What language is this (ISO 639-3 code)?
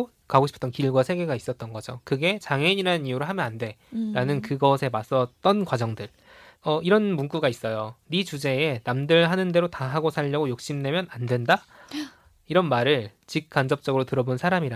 kor